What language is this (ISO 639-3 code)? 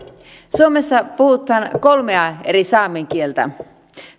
fin